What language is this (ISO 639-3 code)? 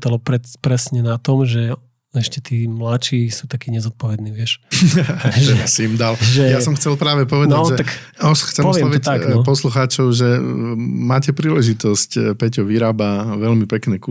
slk